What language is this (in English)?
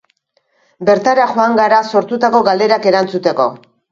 Basque